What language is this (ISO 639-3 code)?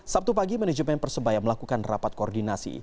ind